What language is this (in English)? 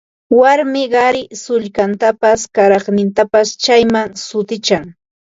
Ambo-Pasco Quechua